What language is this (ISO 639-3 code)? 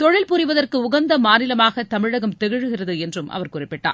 tam